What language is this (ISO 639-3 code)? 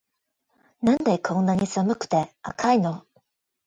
jpn